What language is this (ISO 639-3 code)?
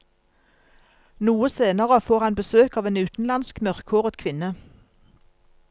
nor